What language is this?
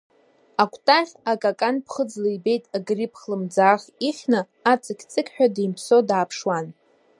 Abkhazian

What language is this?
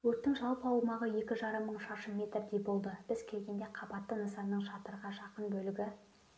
Kazakh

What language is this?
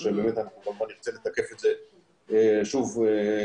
Hebrew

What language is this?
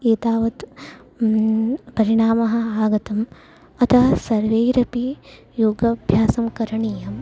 Sanskrit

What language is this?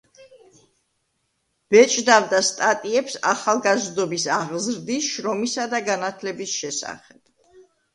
Georgian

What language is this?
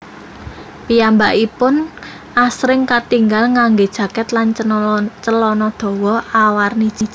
Javanese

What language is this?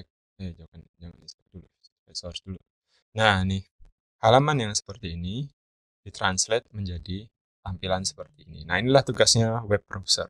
Indonesian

